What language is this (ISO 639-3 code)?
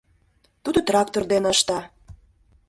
chm